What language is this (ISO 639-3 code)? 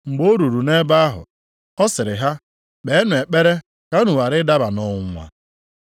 ibo